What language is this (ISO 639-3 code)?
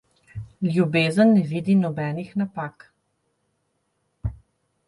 slv